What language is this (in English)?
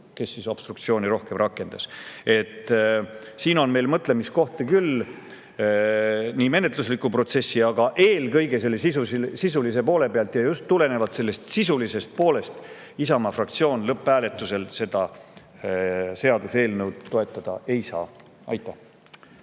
Estonian